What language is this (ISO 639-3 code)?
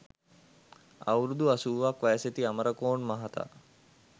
sin